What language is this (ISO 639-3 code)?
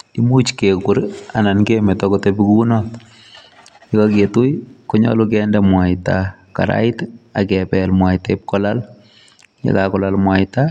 kln